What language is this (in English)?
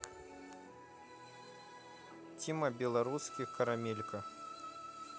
Russian